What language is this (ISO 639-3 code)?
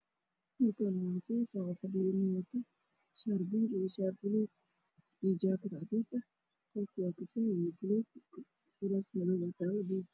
som